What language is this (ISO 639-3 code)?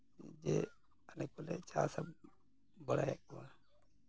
sat